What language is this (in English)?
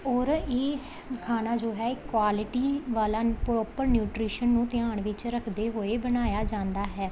Punjabi